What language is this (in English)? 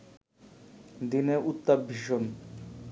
Bangla